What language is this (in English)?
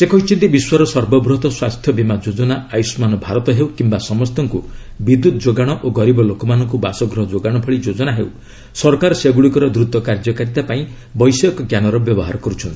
Odia